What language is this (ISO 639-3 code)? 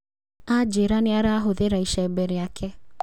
kik